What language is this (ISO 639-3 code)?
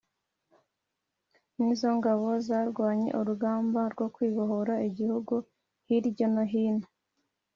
kin